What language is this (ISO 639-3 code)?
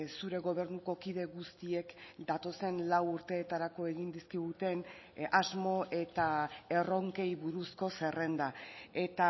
eus